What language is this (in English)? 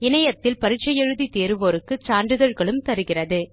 Tamil